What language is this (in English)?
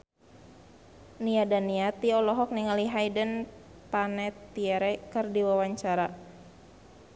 Sundanese